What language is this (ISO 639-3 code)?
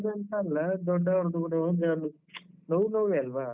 kan